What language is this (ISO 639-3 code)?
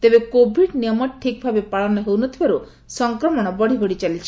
ori